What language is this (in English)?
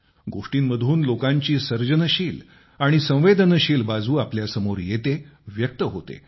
Marathi